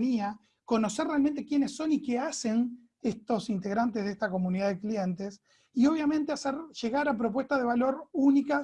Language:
Spanish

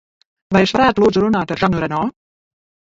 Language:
Latvian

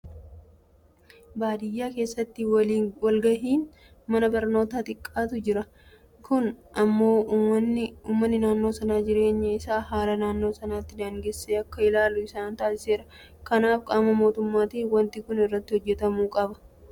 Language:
Oromo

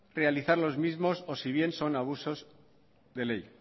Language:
Spanish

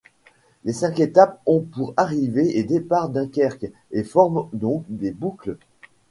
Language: French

